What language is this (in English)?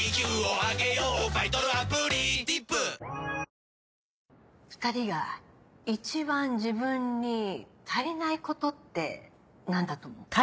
Japanese